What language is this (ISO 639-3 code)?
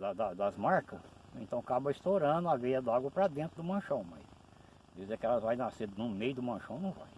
por